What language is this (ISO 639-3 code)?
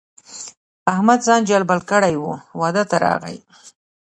pus